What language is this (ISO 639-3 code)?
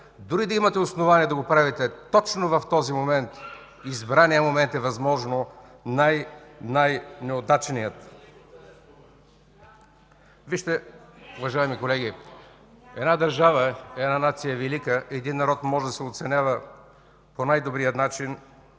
bul